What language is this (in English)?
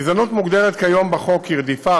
Hebrew